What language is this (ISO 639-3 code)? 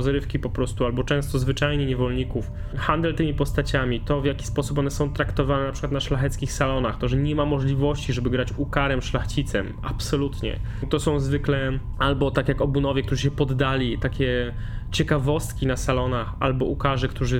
pol